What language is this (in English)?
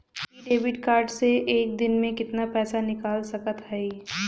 Bhojpuri